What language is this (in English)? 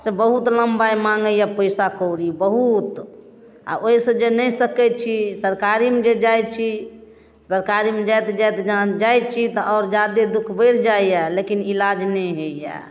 Maithili